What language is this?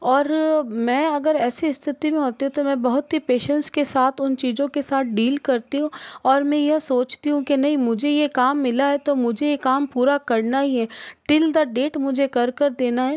Hindi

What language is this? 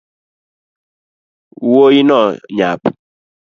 Luo (Kenya and Tanzania)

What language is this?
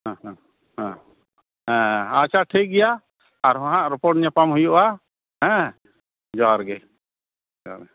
Santali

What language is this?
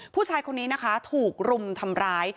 Thai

